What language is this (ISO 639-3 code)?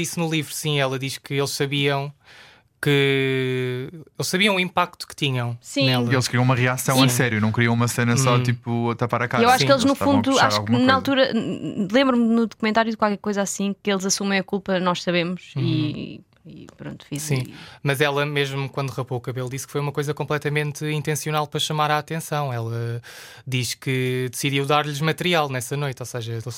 por